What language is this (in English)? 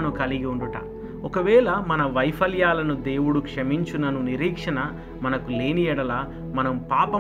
Telugu